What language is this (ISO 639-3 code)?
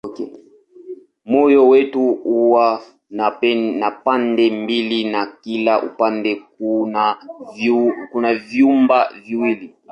swa